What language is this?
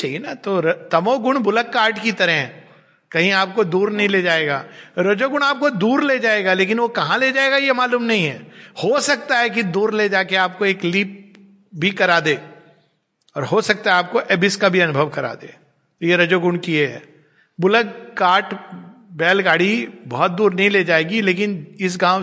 Hindi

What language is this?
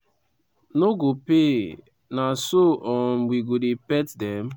Nigerian Pidgin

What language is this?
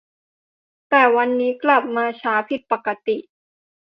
Thai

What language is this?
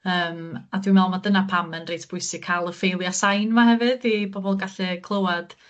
Welsh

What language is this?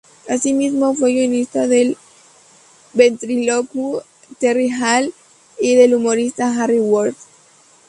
Spanish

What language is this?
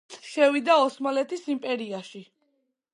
Georgian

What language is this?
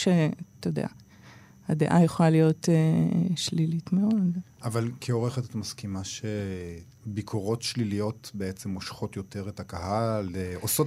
Hebrew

